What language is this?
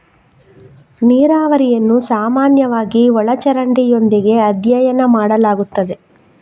Kannada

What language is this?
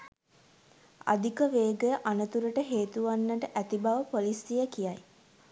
Sinhala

